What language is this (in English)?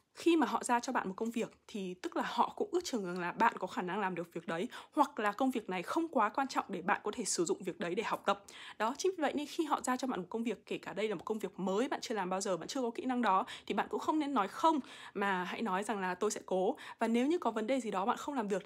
Vietnamese